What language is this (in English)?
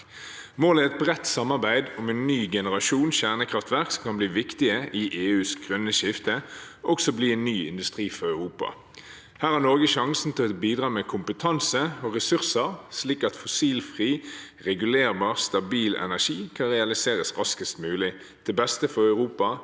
Norwegian